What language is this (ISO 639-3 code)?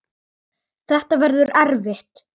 isl